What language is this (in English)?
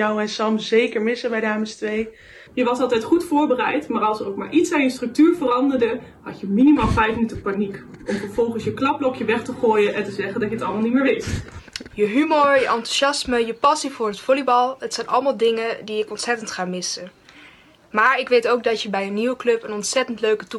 Dutch